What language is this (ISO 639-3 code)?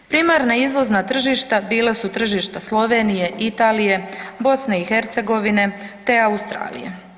hrv